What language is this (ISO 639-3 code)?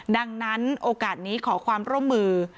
tha